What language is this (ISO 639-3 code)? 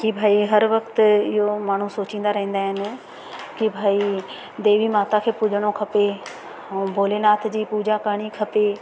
snd